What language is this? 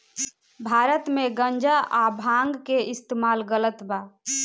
Bhojpuri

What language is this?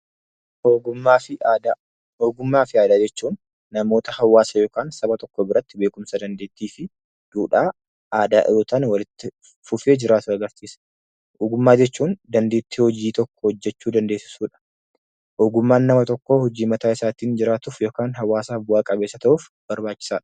Oromo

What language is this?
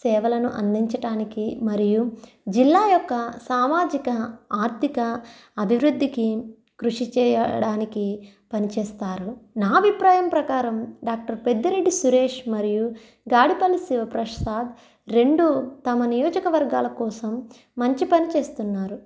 Telugu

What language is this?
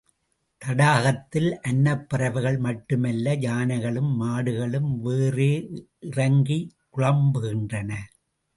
Tamil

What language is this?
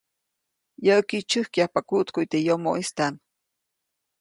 Copainalá Zoque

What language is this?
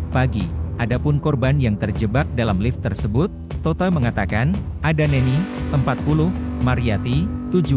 Indonesian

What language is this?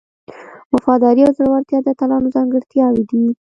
Pashto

